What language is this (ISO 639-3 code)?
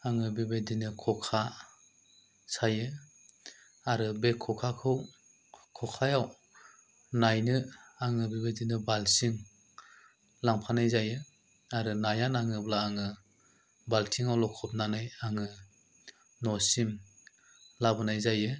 brx